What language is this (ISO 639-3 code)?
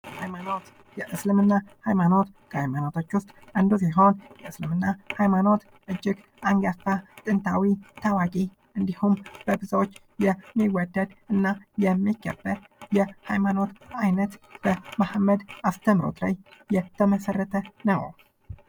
amh